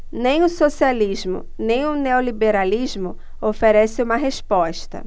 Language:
Portuguese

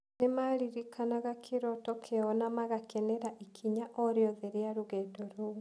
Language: Kikuyu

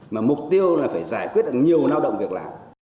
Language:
Vietnamese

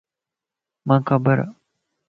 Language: Lasi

